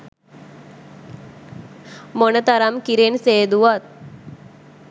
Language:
Sinhala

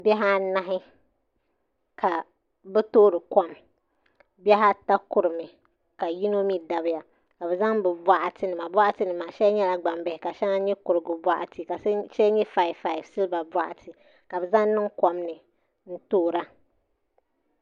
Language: Dagbani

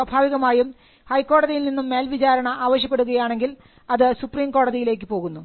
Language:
Malayalam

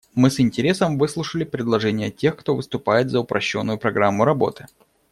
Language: Russian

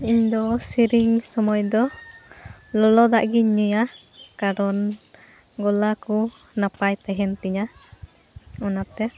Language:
Santali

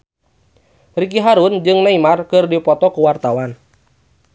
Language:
Sundanese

